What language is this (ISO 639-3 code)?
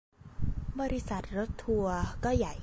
tha